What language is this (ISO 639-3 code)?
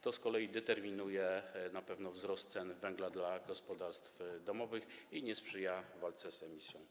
pol